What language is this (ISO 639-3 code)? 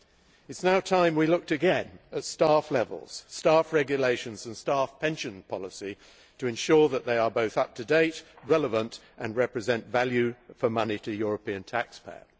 eng